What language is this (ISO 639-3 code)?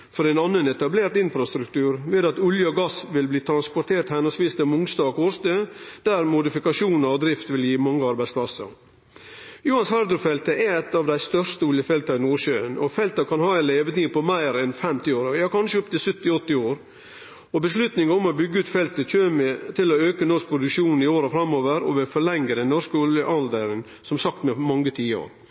nno